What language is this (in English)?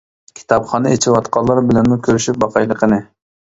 Uyghur